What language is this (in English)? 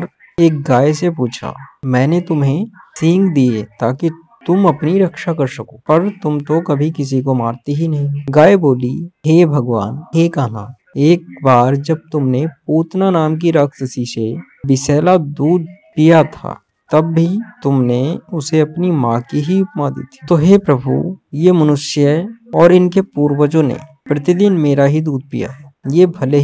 Hindi